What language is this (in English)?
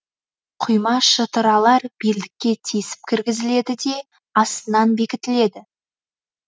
Kazakh